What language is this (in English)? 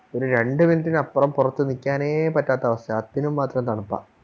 Malayalam